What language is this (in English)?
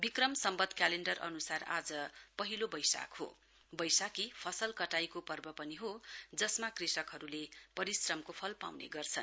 Nepali